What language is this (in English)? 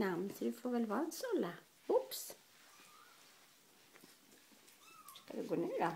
Swedish